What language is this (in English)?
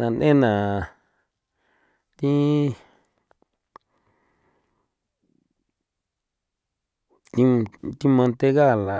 San Felipe Otlaltepec Popoloca